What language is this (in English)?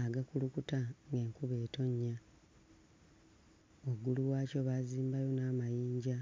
Ganda